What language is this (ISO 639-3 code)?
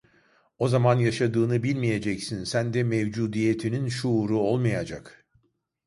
tur